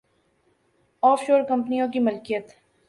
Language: Urdu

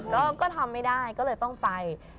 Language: Thai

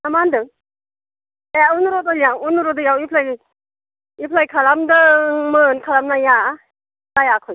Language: Bodo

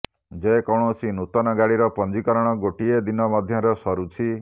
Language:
Odia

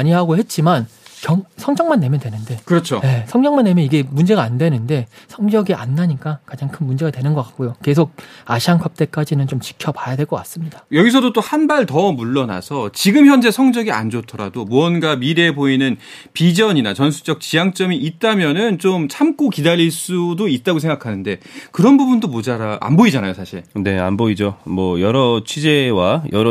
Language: Korean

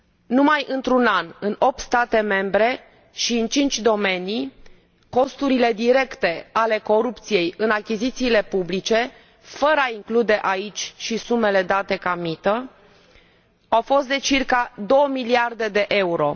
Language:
Romanian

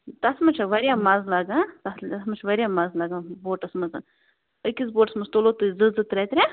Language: Kashmiri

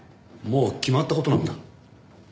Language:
Japanese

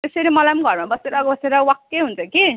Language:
Nepali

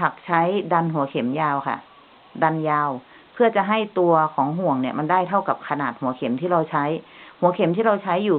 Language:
Thai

